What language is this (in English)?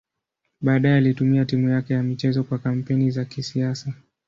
Swahili